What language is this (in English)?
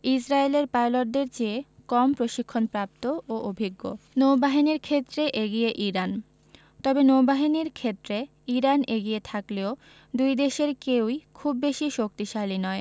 Bangla